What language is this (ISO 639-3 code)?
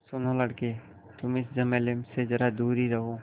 hin